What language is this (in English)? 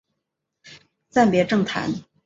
Chinese